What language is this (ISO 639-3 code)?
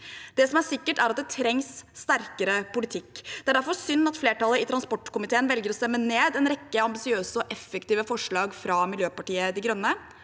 nor